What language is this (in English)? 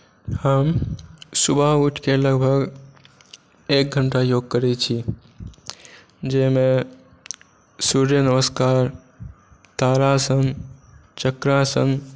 Maithili